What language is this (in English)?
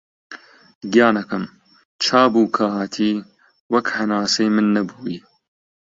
Central Kurdish